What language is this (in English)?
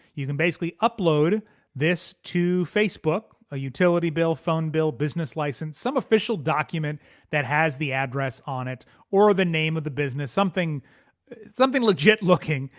English